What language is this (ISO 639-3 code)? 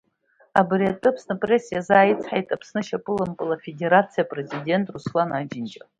abk